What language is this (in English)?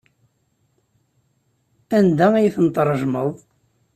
Kabyle